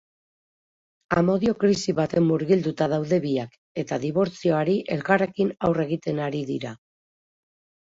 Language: Basque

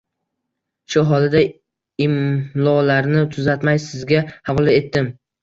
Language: Uzbek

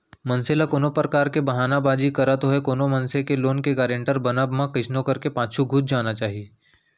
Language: Chhattisgarhi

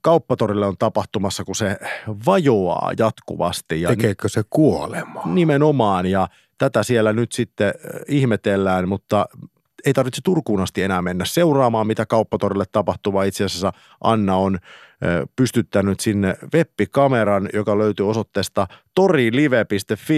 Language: Finnish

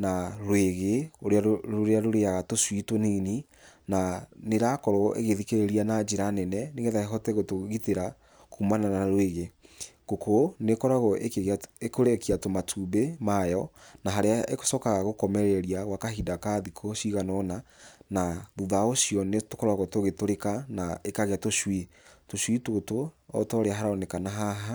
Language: Kikuyu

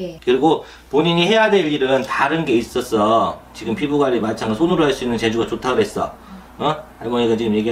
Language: Korean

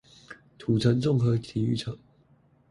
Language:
Chinese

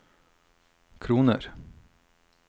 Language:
Norwegian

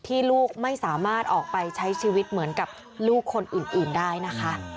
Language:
Thai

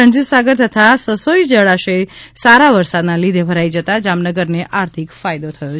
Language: Gujarati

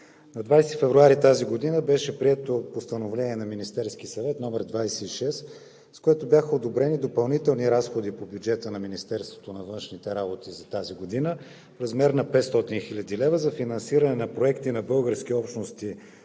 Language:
Bulgarian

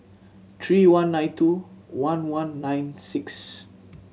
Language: English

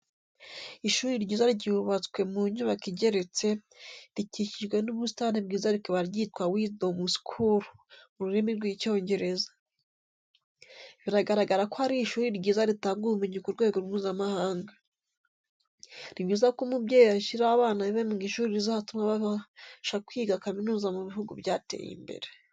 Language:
Kinyarwanda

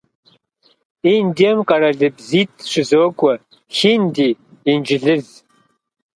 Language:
Kabardian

